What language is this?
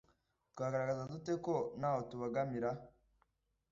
Kinyarwanda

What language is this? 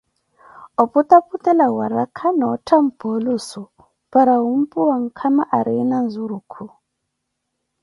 Koti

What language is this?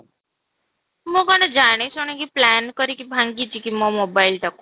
Odia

